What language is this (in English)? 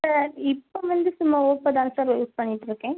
Tamil